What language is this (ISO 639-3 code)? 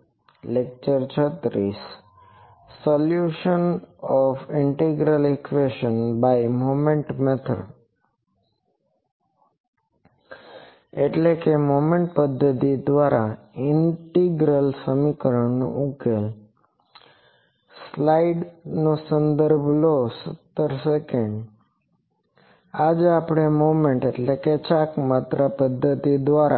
guj